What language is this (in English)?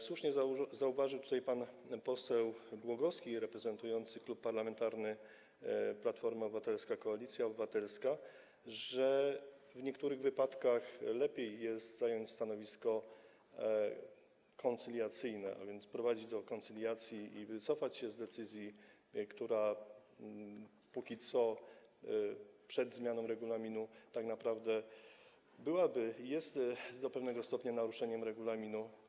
Polish